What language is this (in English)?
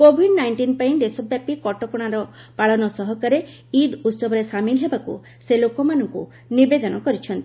Odia